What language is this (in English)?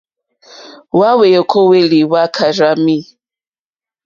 Mokpwe